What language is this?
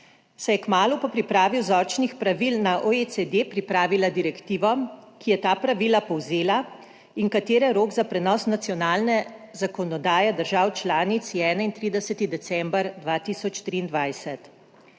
Slovenian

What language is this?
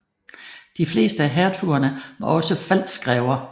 Danish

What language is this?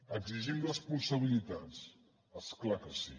Catalan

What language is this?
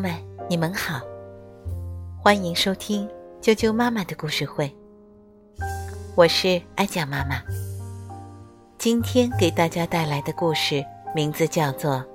Chinese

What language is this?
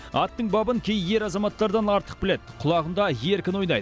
Kazakh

